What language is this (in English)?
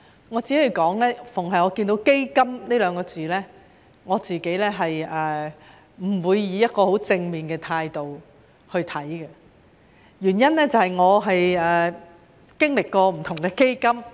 Cantonese